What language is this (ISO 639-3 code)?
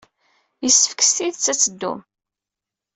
kab